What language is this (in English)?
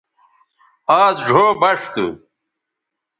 Bateri